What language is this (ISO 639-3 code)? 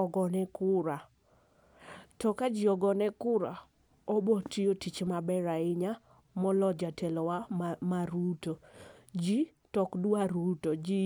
luo